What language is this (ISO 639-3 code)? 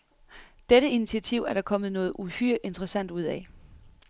dan